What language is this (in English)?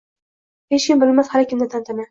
Uzbek